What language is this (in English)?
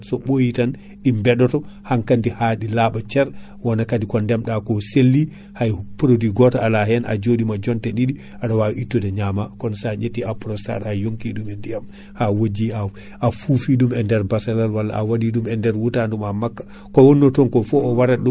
Fula